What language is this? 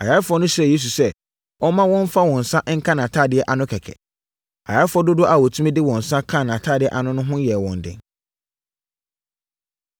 Akan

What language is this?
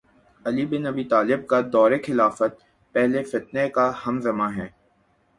Urdu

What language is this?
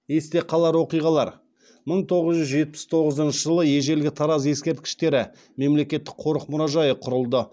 Kazakh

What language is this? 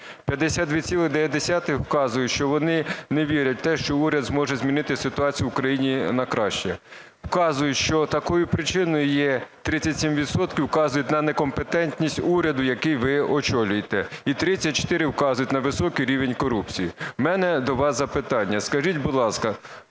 Ukrainian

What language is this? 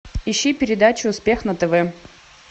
Russian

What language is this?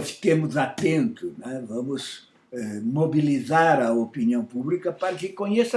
Portuguese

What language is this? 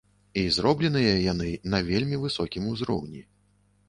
Belarusian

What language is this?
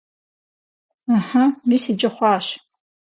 Kabardian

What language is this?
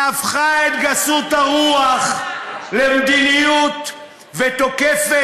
Hebrew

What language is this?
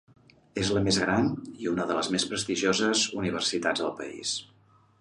Catalan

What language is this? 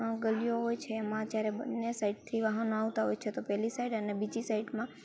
Gujarati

